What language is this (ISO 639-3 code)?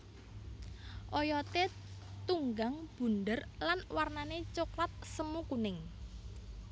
jav